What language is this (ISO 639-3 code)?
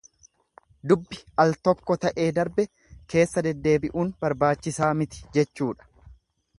orm